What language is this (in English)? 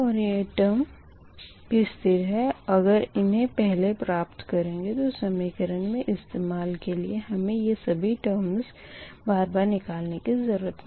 Hindi